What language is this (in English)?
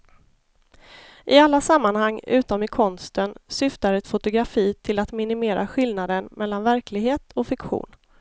Swedish